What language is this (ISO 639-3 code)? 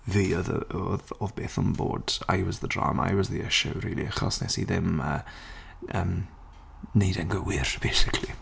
cym